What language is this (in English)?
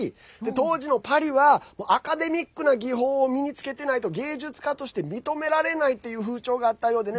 Japanese